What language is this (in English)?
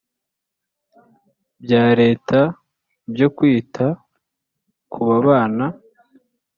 Kinyarwanda